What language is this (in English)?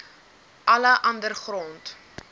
Afrikaans